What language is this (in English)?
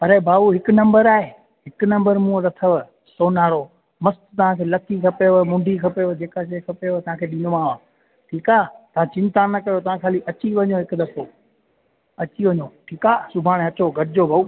Sindhi